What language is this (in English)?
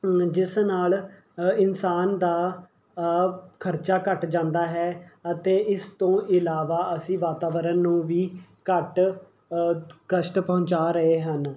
Punjabi